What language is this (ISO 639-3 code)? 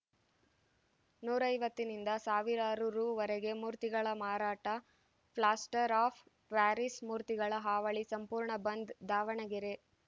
kan